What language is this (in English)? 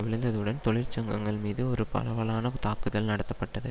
Tamil